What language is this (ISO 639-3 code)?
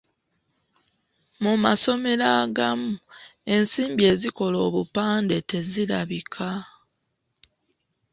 lug